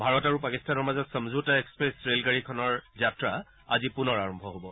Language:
Assamese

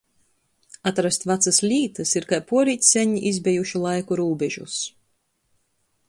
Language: Latgalian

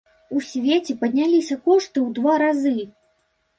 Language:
Belarusian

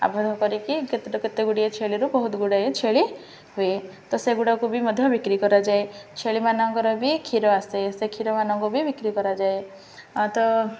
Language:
Odia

